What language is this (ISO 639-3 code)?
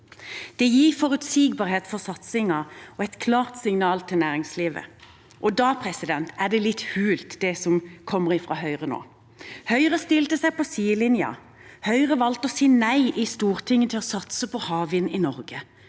nor